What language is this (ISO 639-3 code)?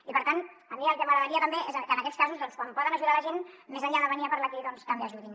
cat